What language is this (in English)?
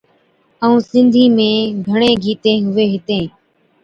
Od